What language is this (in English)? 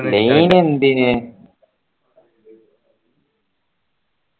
Malayalam